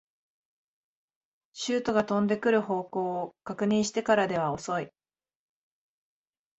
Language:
Japanese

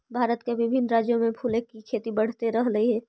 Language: Magahi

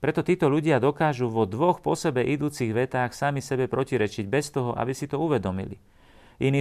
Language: Slovak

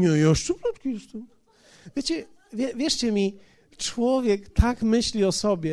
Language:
Polish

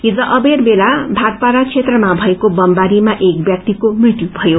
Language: Nepali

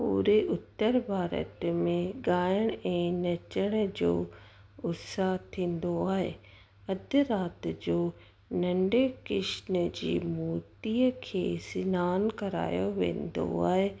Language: Sindhi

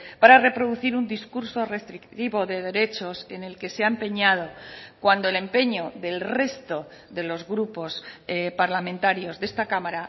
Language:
Spanish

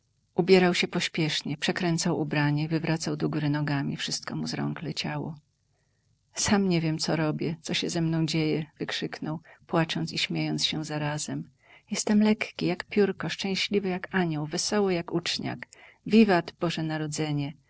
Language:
Polish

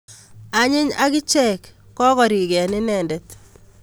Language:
Kalenjin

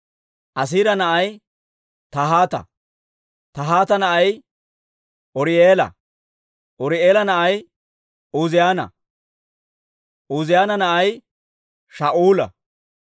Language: Dawro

